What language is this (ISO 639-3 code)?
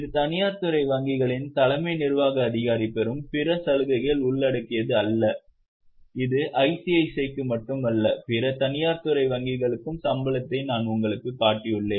tam